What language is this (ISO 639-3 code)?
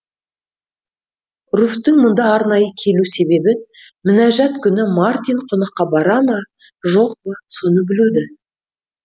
kaz